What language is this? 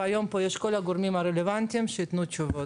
Hebrew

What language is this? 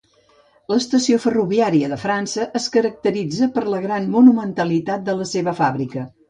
Catalan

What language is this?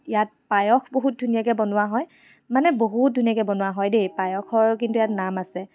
Assamese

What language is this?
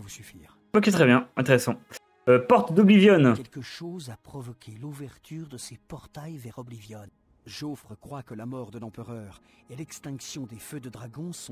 French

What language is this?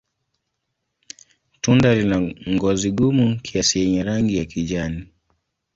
Swahili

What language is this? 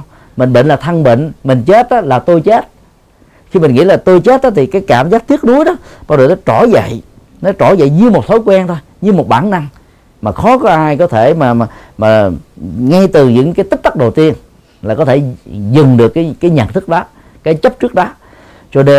Vietnamese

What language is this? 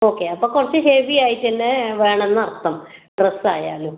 Malayalam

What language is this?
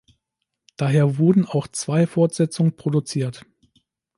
German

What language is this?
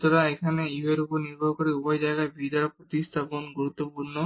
Bangla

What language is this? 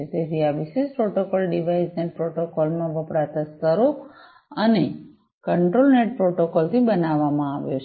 Gujarati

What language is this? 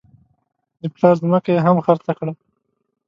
Pashto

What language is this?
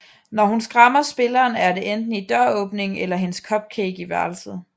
Danish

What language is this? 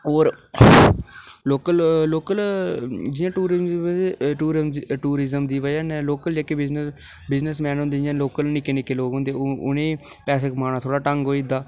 Dogri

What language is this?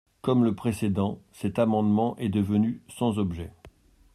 French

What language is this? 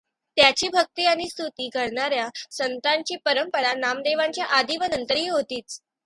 Marathi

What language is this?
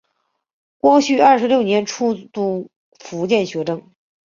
Chinese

